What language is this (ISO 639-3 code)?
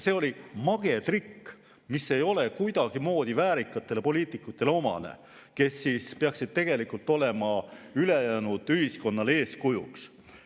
est